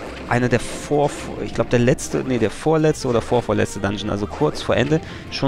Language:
German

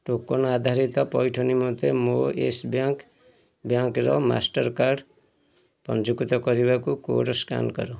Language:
Odia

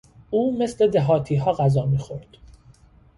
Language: Persian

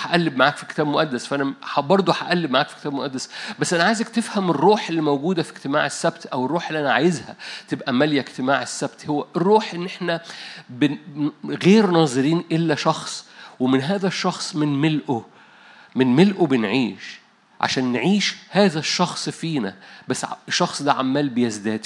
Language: Arabic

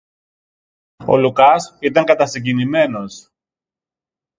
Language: Greek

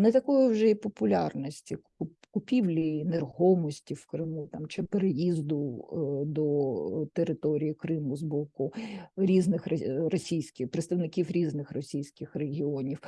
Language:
Ukrainian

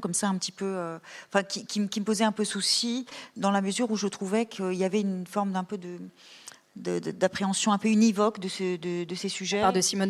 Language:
French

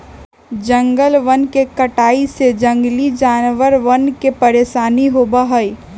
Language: Magahi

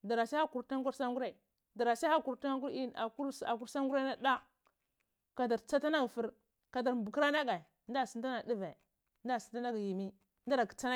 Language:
Cibak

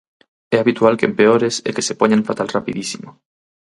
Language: Galician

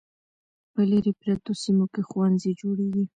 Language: Pashto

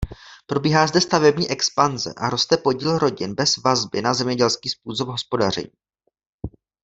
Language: Czech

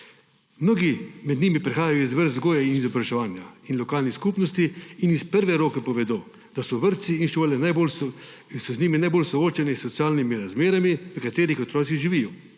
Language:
Slovenian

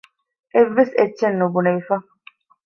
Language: Divehi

